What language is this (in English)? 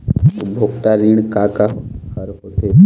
Chhattisgarhi